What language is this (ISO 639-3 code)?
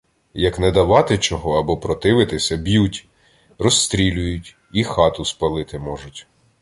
ukr